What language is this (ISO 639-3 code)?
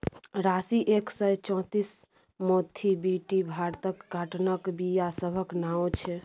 mai